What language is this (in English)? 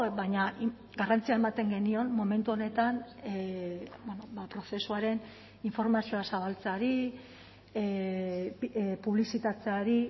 Basque